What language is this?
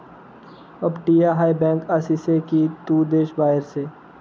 Marathi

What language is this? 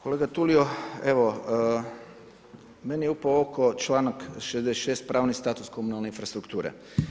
Croatian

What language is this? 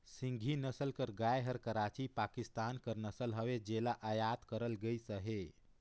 Chhattisgarhi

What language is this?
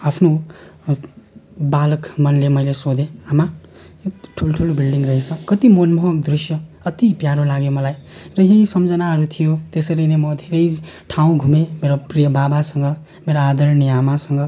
Nepali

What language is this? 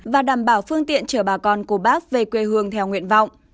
Vietnamese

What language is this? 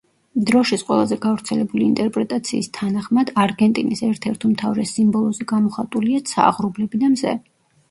Georgian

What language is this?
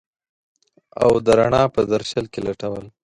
Pashto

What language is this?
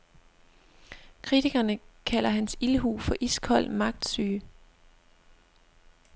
Danish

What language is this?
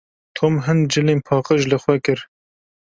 Kurdish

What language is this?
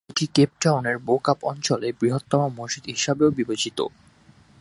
Bangla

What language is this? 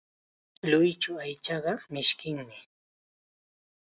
Chiquián Ancash Quechua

